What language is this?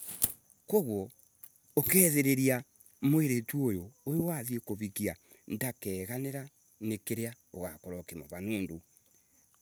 Embu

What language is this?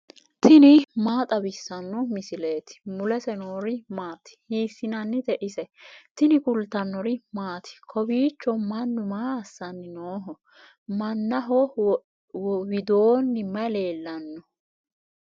Sidamo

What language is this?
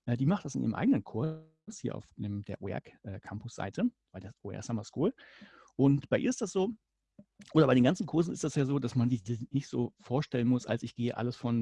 German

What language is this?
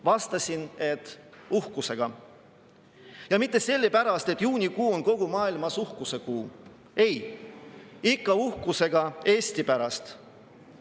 Estonian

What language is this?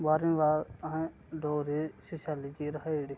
Dogri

